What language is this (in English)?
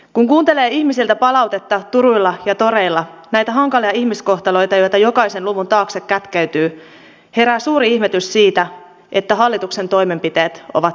Finnish